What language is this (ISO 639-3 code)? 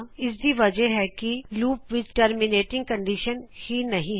pan